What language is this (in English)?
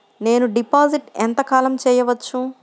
Telugu